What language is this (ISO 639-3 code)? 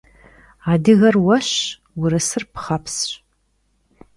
kbd